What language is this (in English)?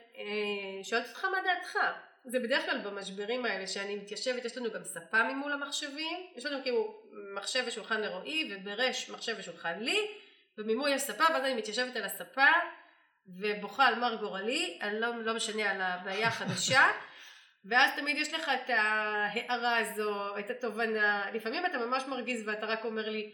Hebrew